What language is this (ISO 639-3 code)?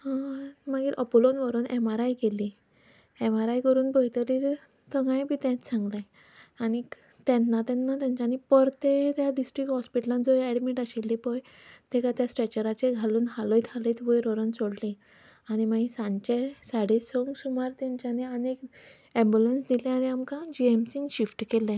kok